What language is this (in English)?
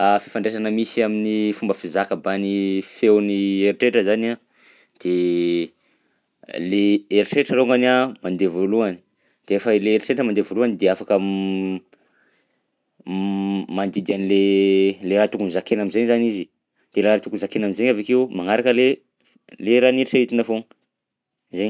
Southern Betsimisaraka Malagasy